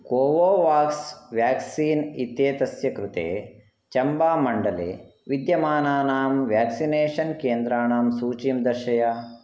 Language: Sanskrit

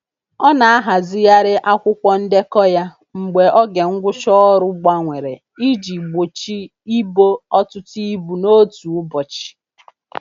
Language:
Igbo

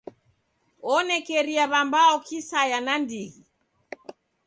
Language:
Taita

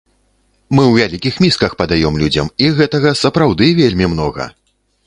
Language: Belarusian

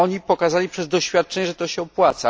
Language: Polish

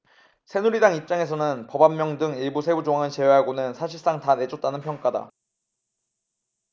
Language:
Korean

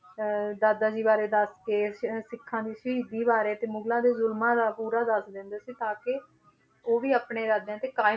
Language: Punjabi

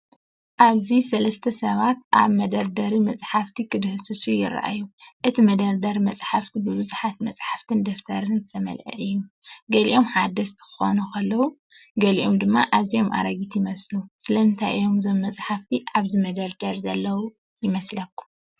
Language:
Tigrinya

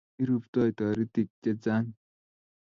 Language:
Kalenjin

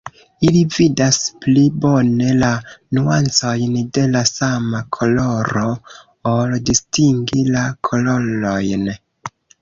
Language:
Esperanto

